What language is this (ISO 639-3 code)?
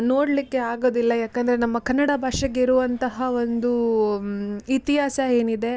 kan